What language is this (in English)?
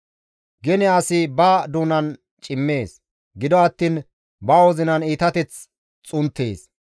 Gamo